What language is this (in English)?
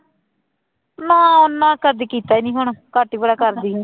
Punjabi